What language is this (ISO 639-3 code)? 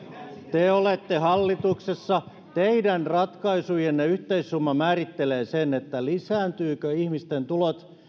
fin